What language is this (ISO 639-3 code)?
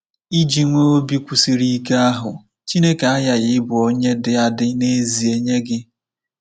ibo